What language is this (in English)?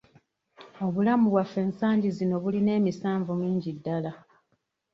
Ganda